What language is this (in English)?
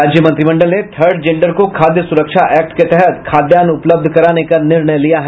Hindi